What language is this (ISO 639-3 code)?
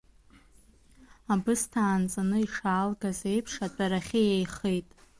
abk